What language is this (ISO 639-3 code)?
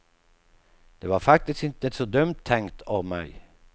swe